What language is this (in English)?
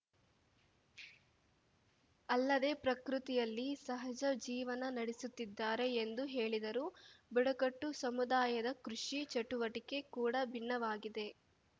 Kannada